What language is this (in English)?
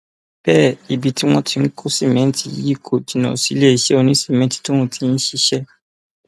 Yoruba